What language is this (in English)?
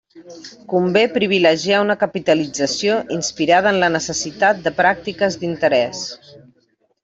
Catalan